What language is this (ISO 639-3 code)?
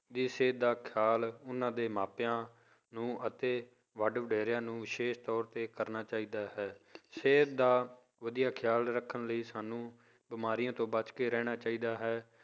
pan